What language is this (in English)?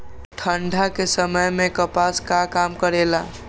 Magahi